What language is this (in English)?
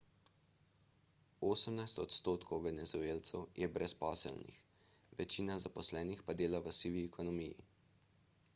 Slovenian